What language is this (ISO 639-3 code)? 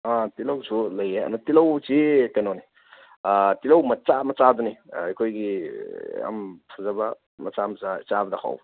mni